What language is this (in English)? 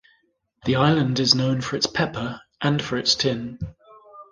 English